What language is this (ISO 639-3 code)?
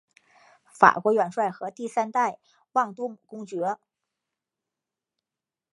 zho